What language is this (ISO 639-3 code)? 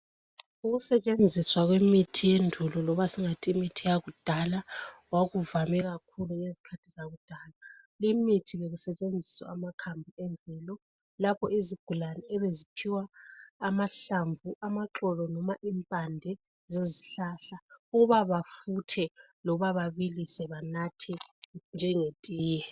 nde